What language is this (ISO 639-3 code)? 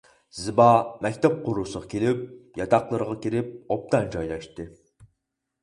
uig